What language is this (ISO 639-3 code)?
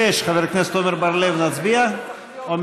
heb